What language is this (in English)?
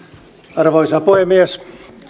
Finnish